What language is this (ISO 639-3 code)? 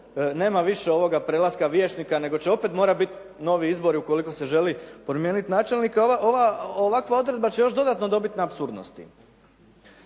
hrv